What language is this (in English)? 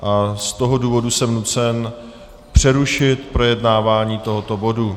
Czech